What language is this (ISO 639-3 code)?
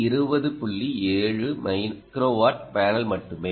tam